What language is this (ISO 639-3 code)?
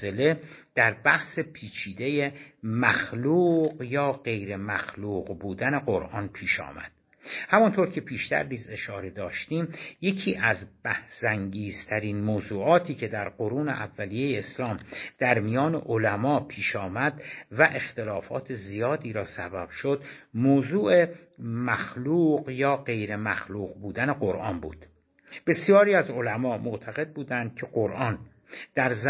fas